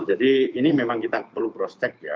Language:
Indonesian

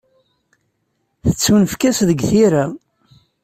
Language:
Kabyle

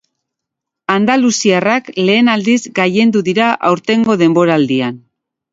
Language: Basque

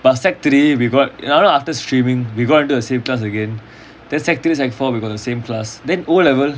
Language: English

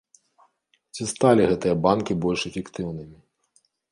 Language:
Belarusian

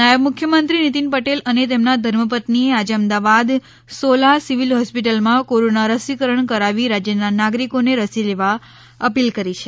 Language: Gujarati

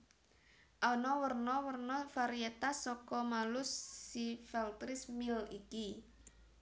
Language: Javanese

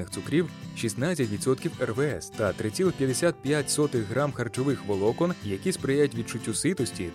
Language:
Ukrainian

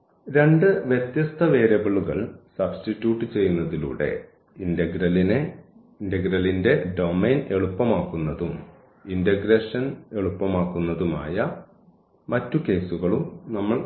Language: Malayalam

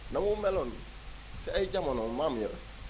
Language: Wolof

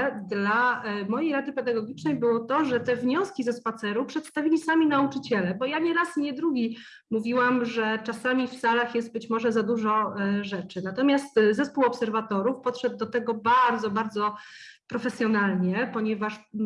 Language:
Polish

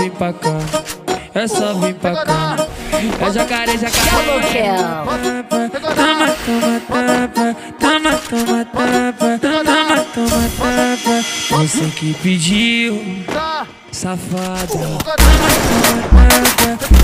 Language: Romanian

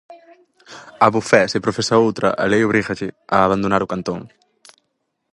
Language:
Galician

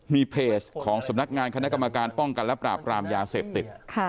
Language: Thai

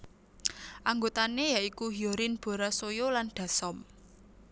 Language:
Javanese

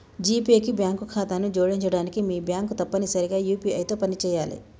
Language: Telugu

